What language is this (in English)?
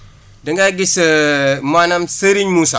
Wolof